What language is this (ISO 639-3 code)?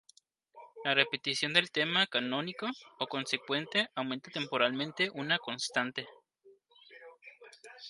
spa